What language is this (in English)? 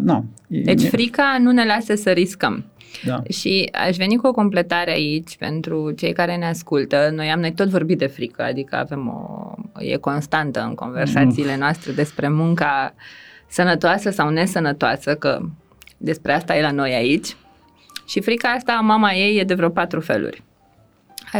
Romanian